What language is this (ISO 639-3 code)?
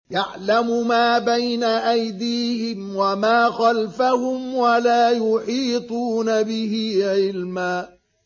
ara